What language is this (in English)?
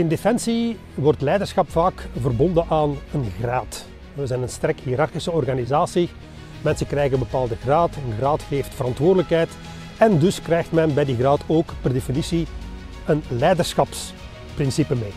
Dutch